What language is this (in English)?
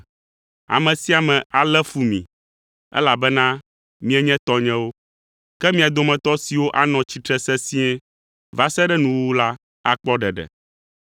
Ewe